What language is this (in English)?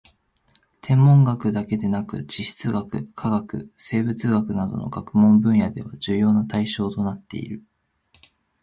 Japanese